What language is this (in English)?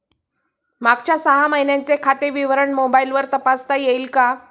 Marathi